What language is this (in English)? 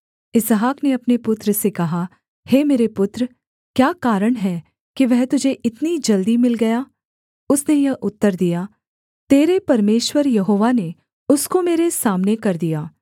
Hindi